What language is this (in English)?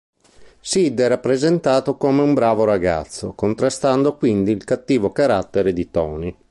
Italian